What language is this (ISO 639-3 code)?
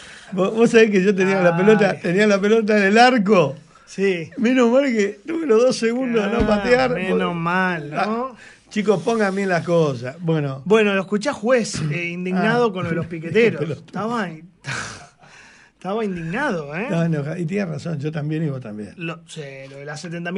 spa